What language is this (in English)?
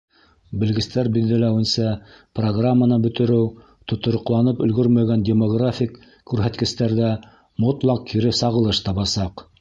Bashkir